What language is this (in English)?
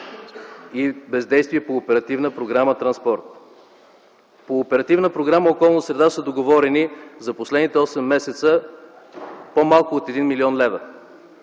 Bulgarian